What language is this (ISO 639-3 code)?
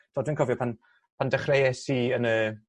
cym